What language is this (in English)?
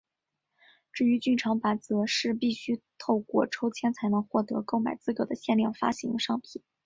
Chinese